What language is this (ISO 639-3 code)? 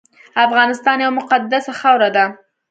pus